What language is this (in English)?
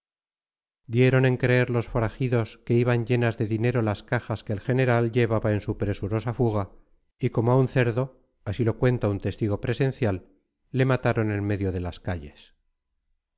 Spanish